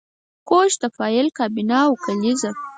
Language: Pashto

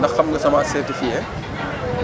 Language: Wolof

